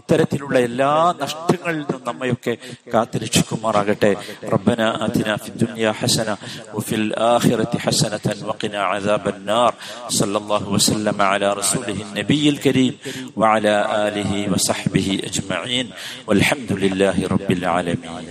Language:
Malayalam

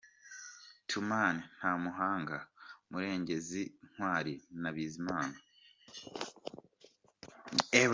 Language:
Kinyarwanda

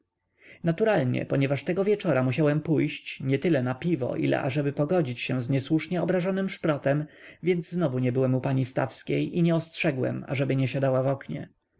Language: Polish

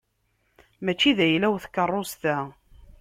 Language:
Kabyle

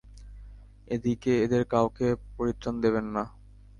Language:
Bangla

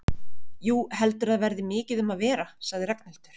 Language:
Icelandic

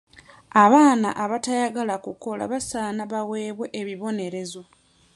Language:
Ganda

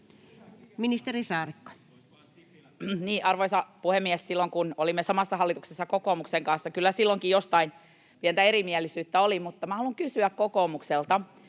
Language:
Finnish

